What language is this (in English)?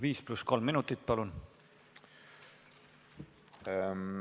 Estonian